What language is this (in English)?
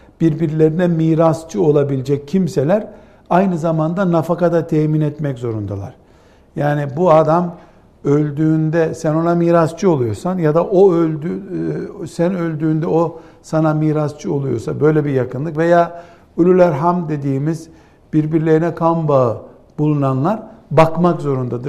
Turkish